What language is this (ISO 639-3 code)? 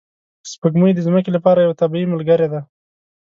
pus